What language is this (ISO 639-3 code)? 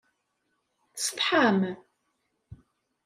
kab